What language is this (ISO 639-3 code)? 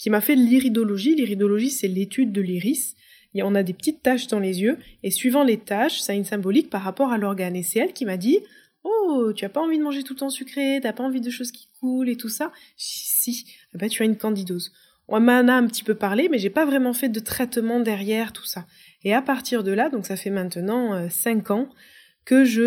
fra